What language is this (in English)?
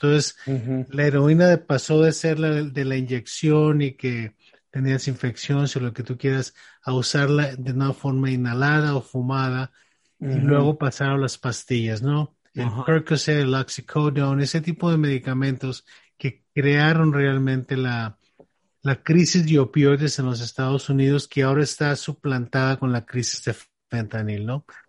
Spanish